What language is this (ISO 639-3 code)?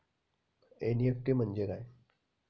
mar